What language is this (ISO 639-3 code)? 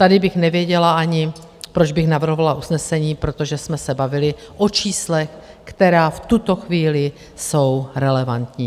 ces